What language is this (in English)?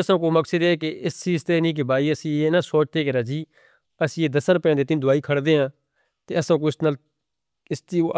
Northern Hindko